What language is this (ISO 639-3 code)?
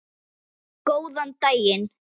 isl